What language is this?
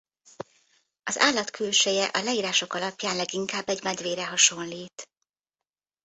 Hungarian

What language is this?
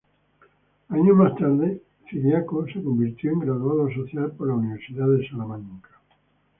Spanish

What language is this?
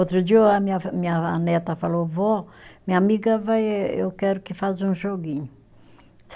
Portuguese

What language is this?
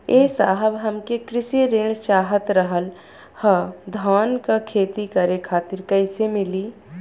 Bhojpuri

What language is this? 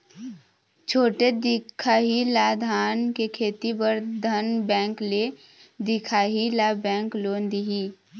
Chhattisgarhi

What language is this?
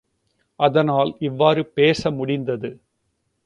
Tamil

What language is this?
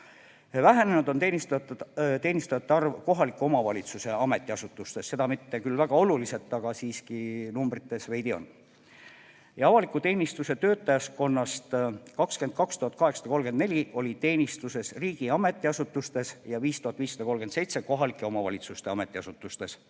Estonian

